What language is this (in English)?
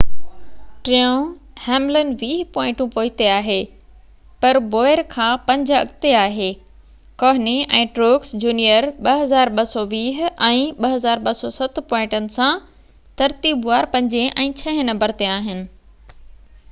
Sindhi